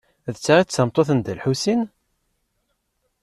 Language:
Kabyle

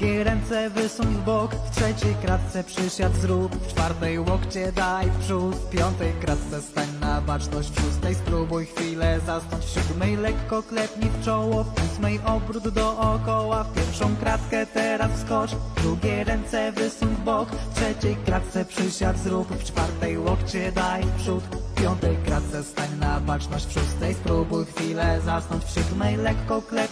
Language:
Polish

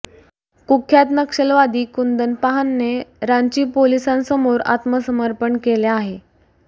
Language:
Marathi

